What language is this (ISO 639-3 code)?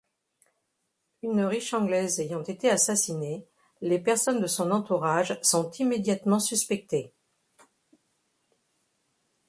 fra